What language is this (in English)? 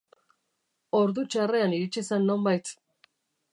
Basque